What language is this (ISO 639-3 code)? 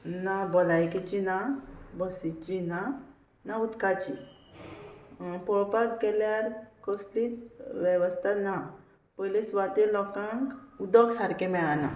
kok